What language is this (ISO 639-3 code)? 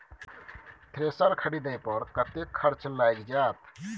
mai